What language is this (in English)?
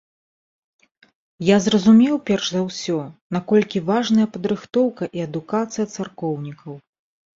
Belarusian